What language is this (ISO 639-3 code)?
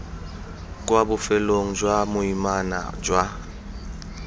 tsn